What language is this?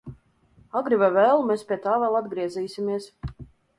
Latvian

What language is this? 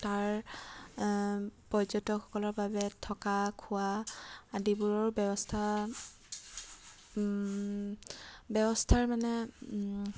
Assamese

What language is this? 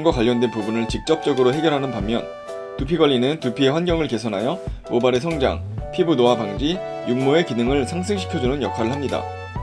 Korean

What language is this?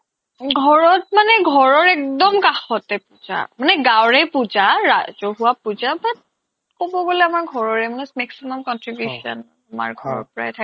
Assamese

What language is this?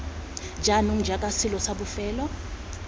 Tswana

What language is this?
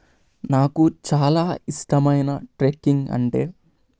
Telugu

